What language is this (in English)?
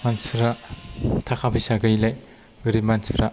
Bodo